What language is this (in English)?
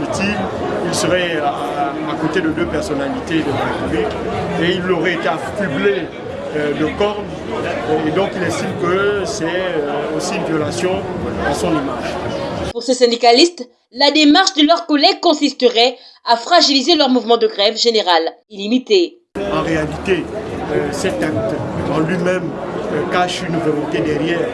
French